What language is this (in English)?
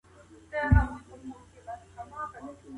Pashto